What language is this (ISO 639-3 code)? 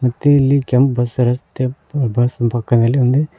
kan